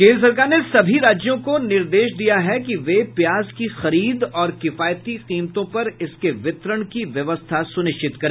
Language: Hindi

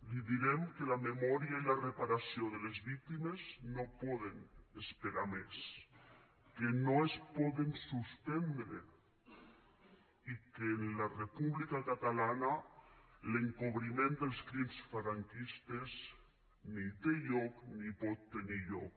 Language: Catalan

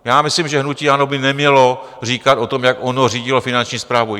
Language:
Czech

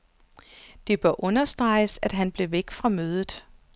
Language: Danish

